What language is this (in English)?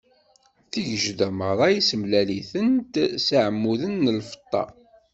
Kabyle